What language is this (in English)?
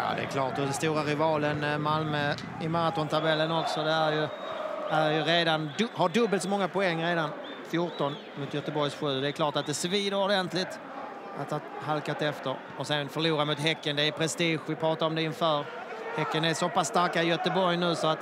Swedish